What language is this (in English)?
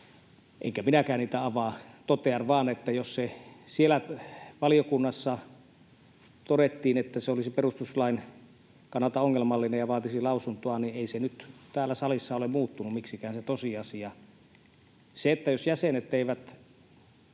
Finnish